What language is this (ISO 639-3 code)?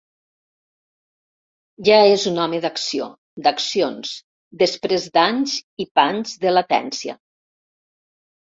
cat